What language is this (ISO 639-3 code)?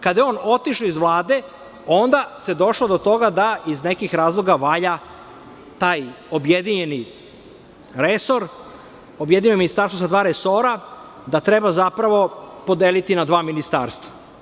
srp